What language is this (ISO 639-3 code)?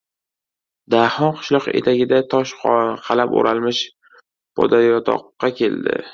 uzb